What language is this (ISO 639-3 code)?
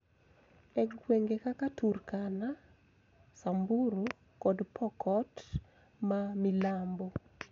luo